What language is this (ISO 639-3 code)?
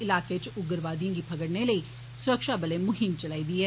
doi